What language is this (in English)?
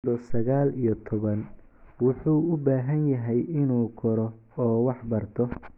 Somali